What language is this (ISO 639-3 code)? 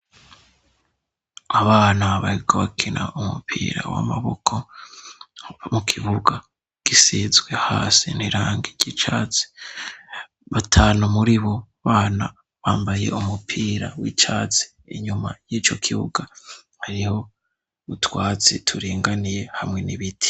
run